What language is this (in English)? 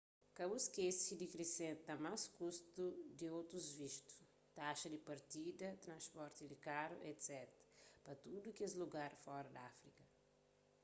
Kabuverdianu